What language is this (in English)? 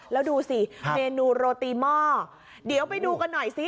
Thai